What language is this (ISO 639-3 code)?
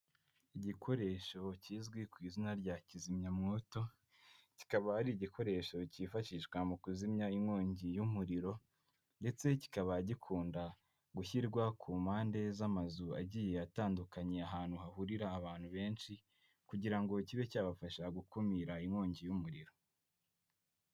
kin